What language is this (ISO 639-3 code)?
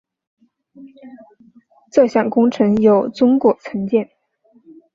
zho